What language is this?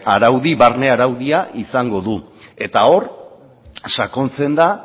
Basque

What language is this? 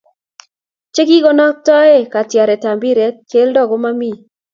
Kalenjin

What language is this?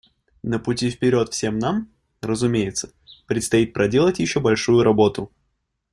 Russian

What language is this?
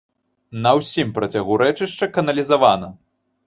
Belarusian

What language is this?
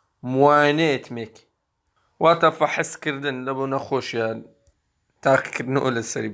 Turkish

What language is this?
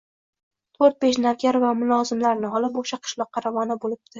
Uzbek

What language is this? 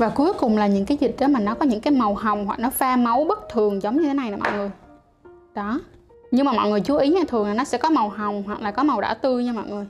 Vietnamese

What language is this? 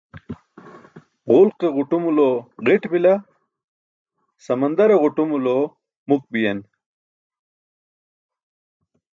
Burushaski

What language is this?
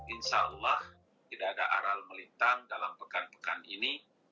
Indonesian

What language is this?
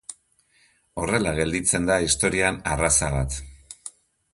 Basque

